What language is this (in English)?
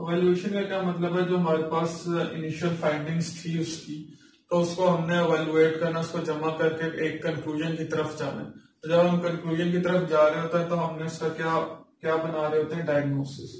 Hindi